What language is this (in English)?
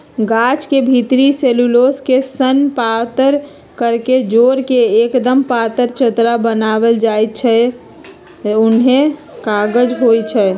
Magahi